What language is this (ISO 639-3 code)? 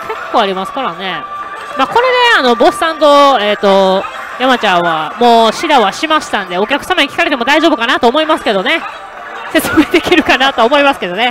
jpn